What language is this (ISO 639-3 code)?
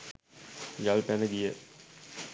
sin